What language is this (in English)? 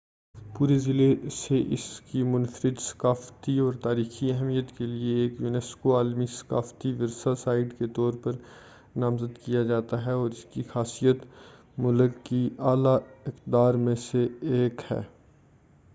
Urdu